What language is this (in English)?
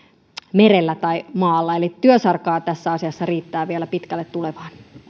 Finnish